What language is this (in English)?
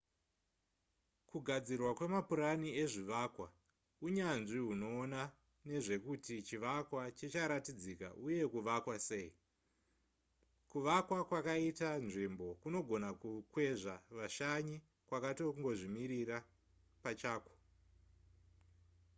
Shona